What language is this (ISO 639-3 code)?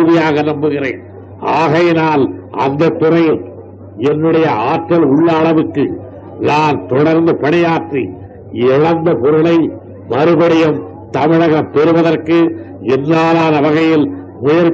tam